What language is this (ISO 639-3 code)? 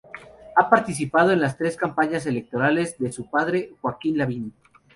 spa